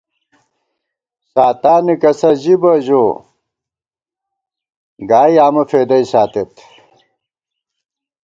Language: Gawar-Bati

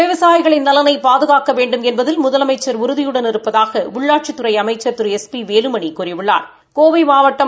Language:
Tamil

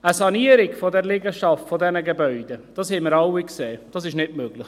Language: Swiss German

